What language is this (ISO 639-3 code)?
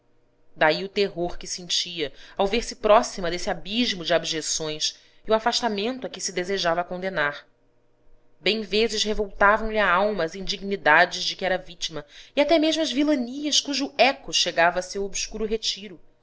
por